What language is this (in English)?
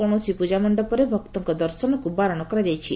Odia